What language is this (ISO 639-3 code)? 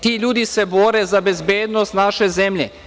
srp